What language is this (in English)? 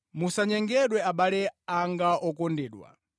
Nyanja